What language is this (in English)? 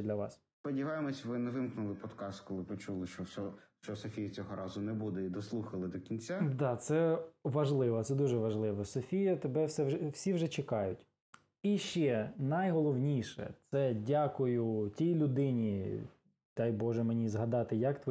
Ukrainian